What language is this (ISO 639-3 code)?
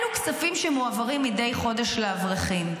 heb